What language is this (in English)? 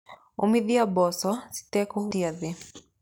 Kikuyu